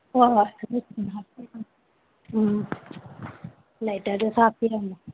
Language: Manipuri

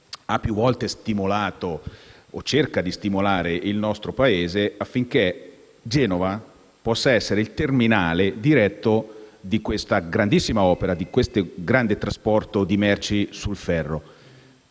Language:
Italian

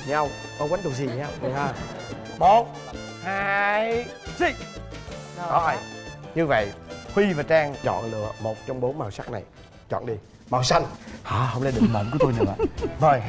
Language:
Vietnamese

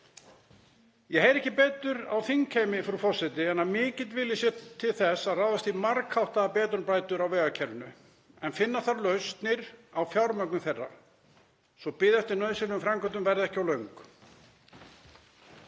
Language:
Icelandic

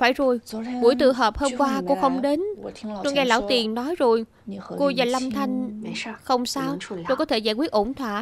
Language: Vietnamese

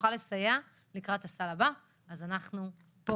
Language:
Hebrew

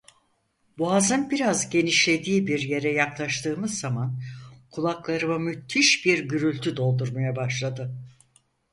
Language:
Turkish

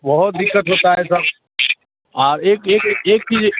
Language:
Hindi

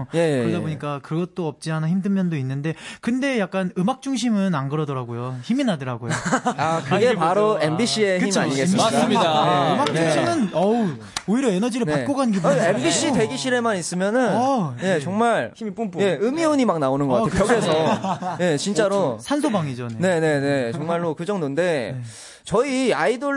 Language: Korean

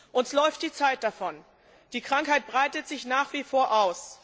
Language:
German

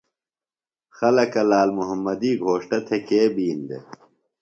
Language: Phalura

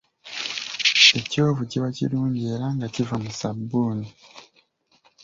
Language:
Ganda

